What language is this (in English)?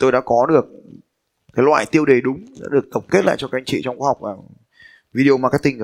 Vietnamese